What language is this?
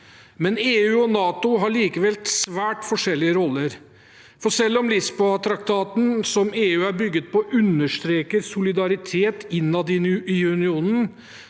Norwegian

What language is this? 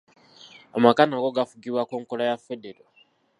Ganda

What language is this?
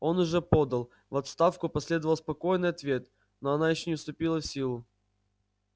Russian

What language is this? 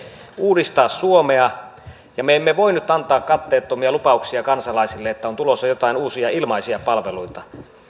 Finnish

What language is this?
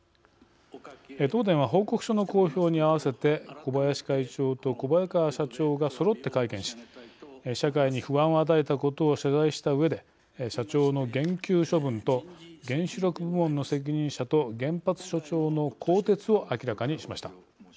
Japanese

